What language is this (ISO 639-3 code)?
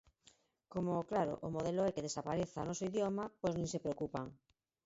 glg